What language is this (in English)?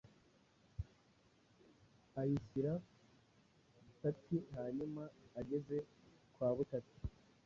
Kinyarwanda